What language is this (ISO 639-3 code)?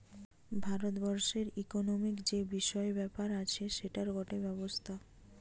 ben